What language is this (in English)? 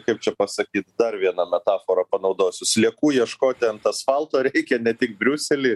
Lithuanian